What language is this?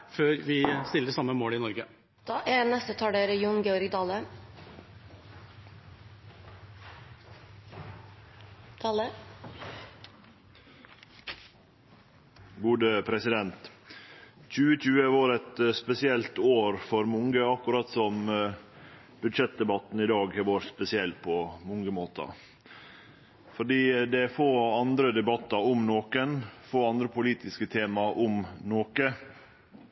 Norwegian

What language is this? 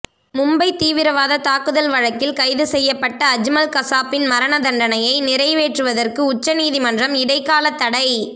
Tamil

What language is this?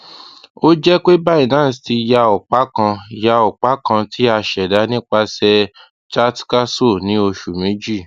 Yoruba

